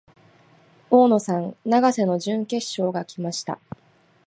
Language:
Japanese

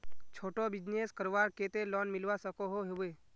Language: Magahi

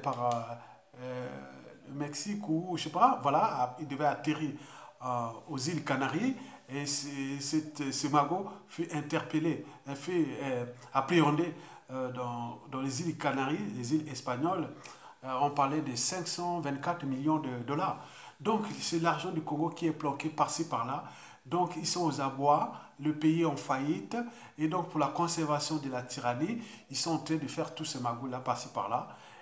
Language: French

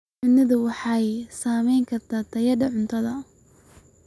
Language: Somali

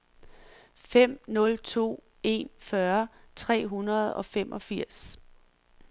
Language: Danish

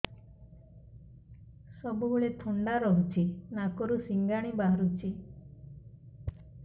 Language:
Odia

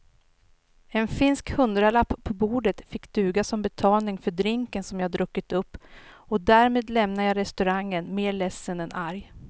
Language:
Swedish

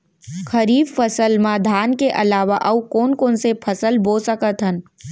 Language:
Chhattisgarhi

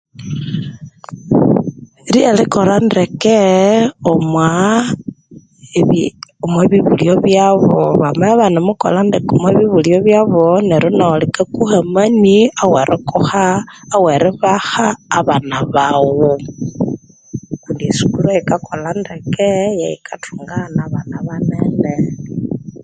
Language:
Konzo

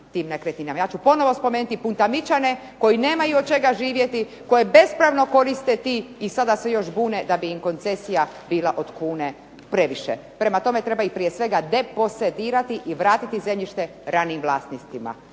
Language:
Croatian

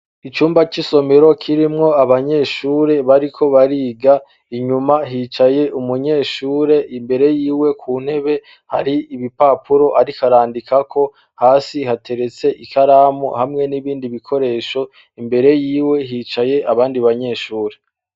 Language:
Rundi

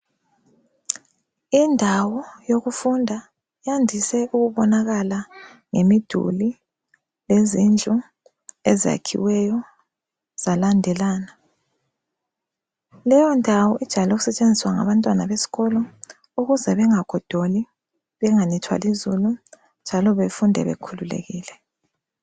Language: North Ndebele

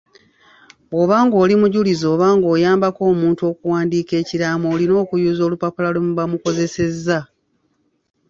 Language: Ganda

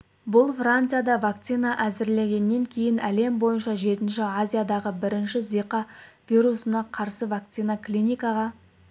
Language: Kazakh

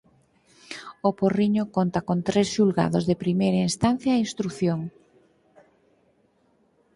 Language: Galician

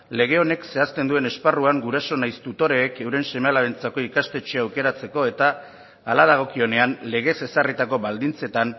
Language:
Basque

